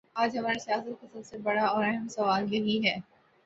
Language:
Urdu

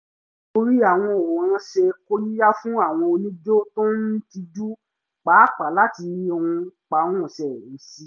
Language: Yoruba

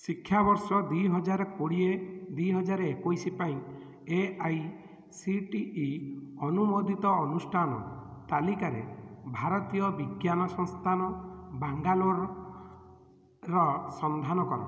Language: Odia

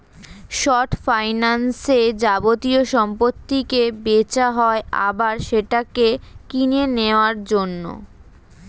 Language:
Bangla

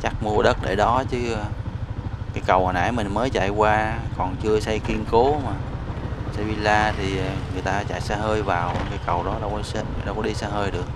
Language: Vietnamese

